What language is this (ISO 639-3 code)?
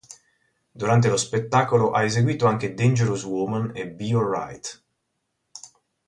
ita